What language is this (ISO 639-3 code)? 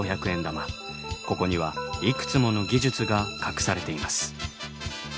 jpn